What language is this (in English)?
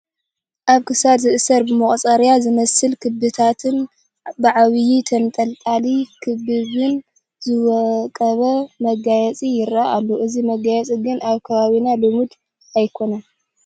Tigrinya